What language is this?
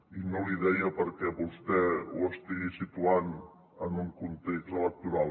Catalan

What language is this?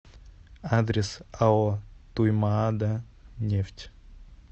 Russian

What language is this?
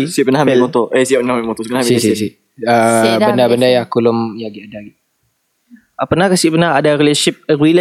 Malay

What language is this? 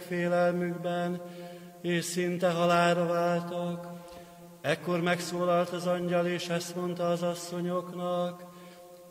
Hungarian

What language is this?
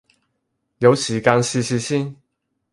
Cantonese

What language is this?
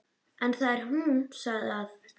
Icelandic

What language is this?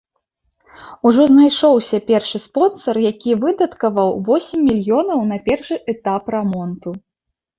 Belarusian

